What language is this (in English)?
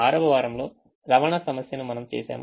Telugu